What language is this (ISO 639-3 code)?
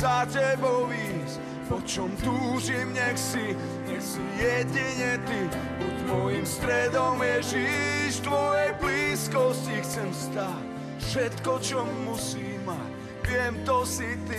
slk